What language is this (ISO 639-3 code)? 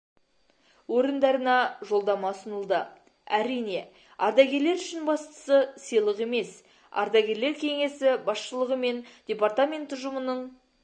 kaz